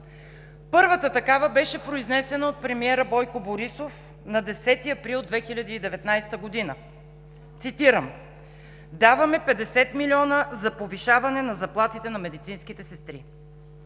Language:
Bulgarian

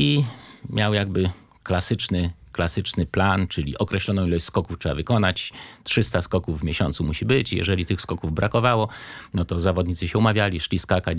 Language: Polish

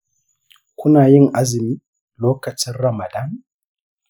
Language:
Hausa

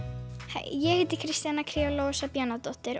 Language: Icelandic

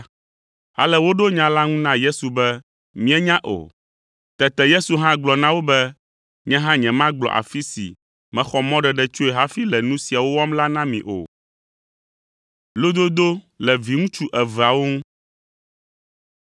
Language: Ewe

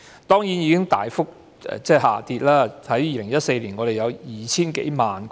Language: Cantonese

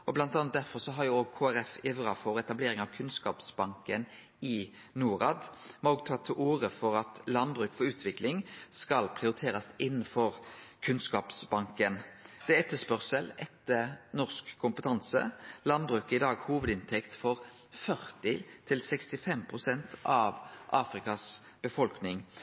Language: Norwegian Nynorsk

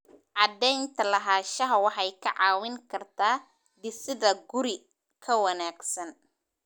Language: Somali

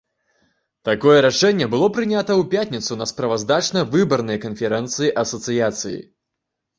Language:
Belarusian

